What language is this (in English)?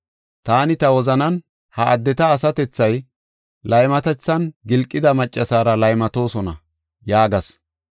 Gofa